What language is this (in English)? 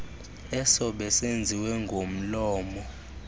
Xhosa